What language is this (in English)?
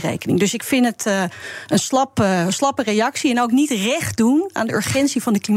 Dutch